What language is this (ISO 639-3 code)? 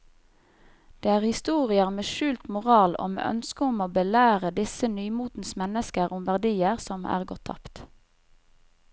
nor